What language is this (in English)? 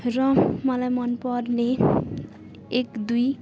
Nepali